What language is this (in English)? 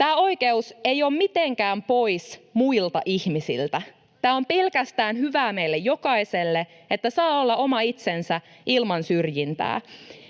Finnish